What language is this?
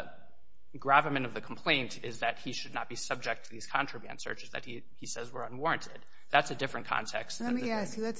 English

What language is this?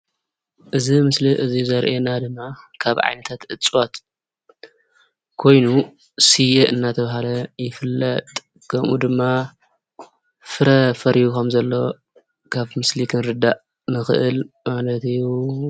Tigrinya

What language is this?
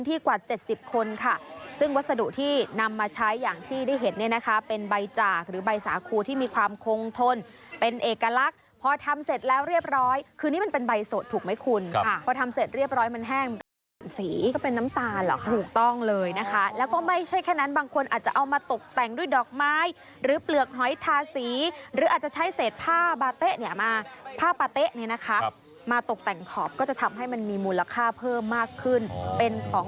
Thai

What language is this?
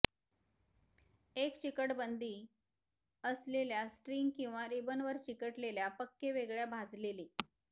Marathi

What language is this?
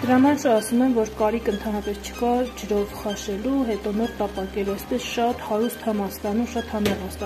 Romanian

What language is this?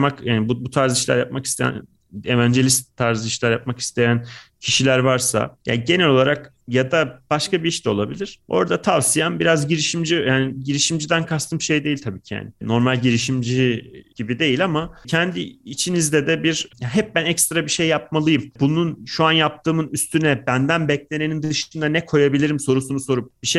Turkish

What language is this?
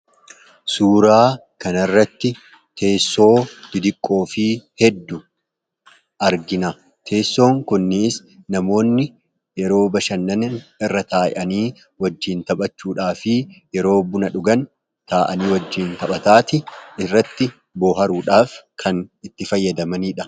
Oromo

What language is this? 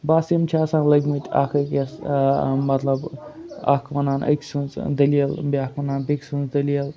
Kashmiri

